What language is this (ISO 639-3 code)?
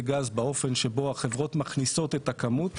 heb